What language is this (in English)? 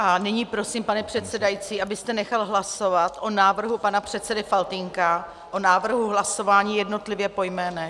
Czech